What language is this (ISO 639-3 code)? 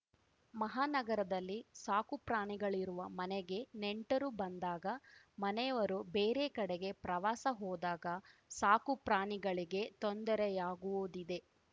kan